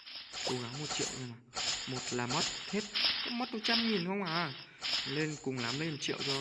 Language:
Vietnamese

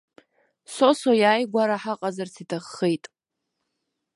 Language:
Abkhazian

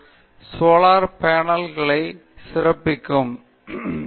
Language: Tamil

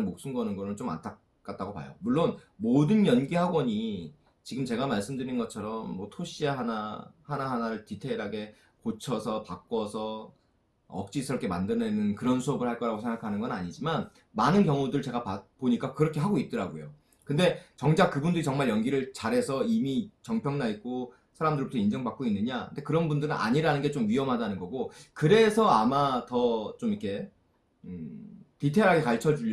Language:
Korean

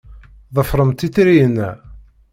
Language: Kabyle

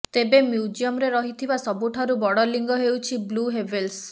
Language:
Odia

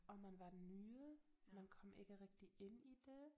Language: Danish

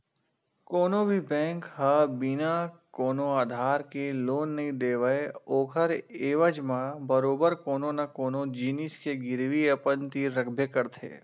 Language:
Chhattisgarhi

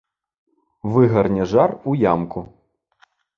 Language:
Belarusian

